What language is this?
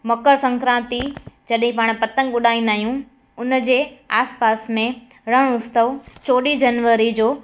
Sindhi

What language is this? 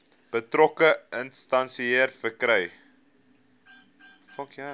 Afrikaans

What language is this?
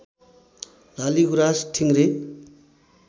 Nepali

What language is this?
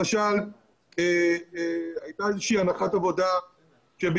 Hebrew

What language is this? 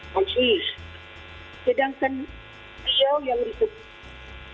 Indonesian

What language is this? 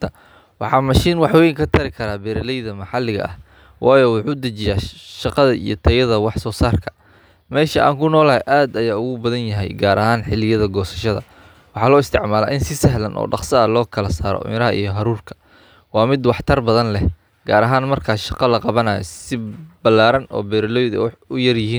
Somali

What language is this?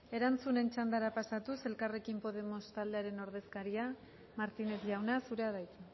Basque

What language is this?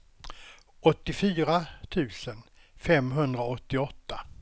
Swedish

